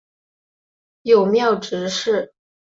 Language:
Chinese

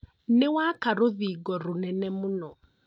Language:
Kikuyu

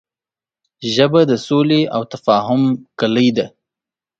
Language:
Pashto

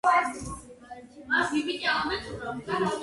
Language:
Georgian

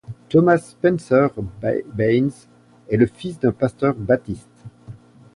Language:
French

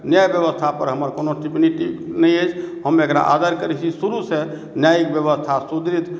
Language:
Maithili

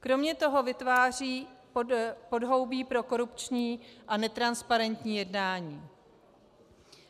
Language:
Czech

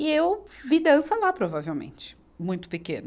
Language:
Portuguese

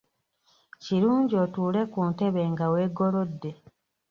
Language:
Ganda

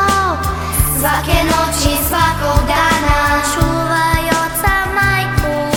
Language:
Croatian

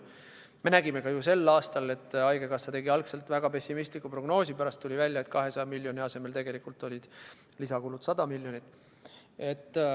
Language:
Estonian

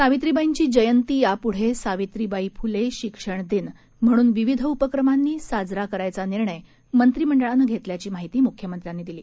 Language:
Marathi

